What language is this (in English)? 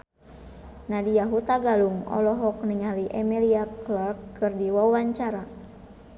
Sundanese